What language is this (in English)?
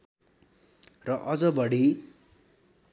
Nepali